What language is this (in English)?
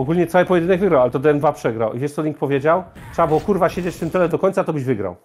Polish